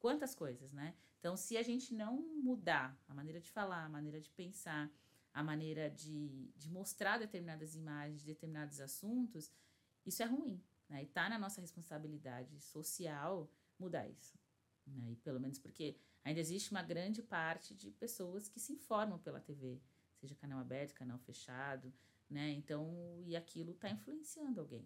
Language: Portuguese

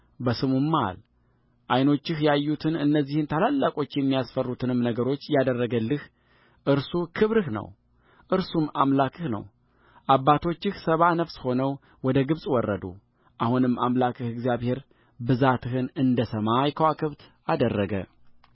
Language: Amharic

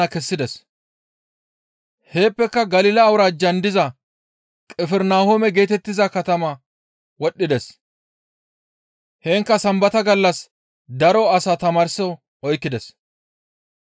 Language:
Gamo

